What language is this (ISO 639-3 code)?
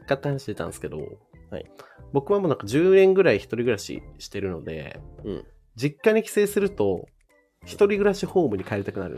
jpn